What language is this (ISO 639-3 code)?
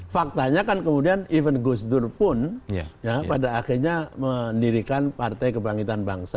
ind